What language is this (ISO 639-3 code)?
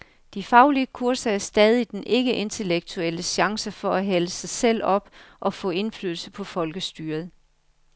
dan